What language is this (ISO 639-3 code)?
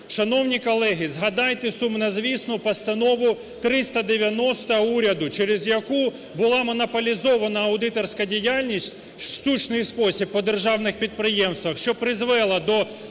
ukr